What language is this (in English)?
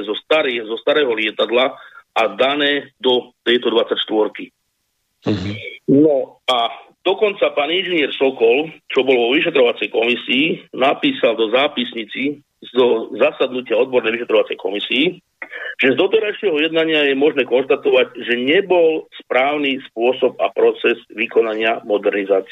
Slovak